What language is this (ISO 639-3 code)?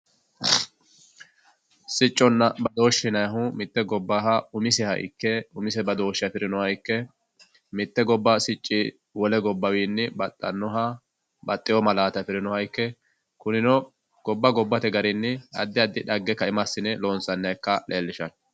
sid